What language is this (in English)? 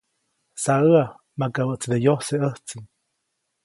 Copainalá Zoque